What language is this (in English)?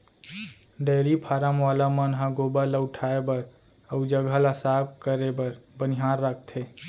Chhattisgarhi